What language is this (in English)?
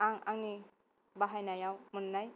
Bodo